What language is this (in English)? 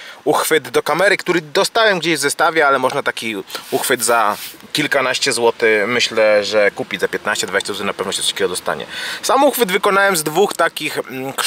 Polish